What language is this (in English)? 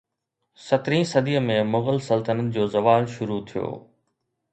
Sindhi